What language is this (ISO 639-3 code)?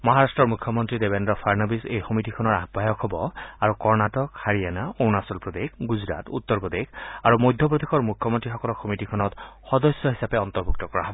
asm